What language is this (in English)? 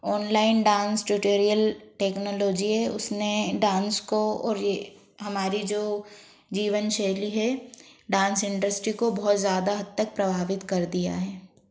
Hindi